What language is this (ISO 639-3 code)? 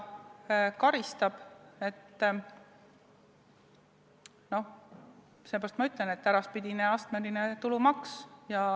est